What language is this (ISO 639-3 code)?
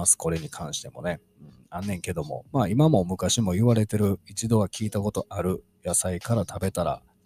jpn